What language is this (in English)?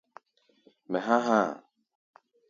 Gbaya